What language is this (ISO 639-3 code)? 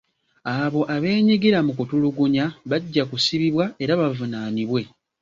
lug